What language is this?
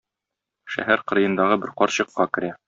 Tatar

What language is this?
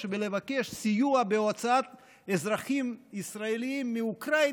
Hebrew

